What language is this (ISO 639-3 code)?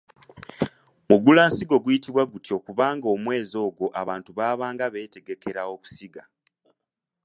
lug